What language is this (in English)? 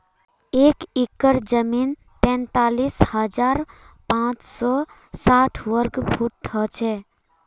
Magahi